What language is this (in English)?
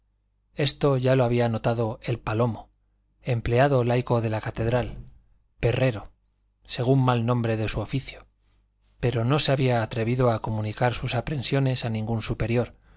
Spanish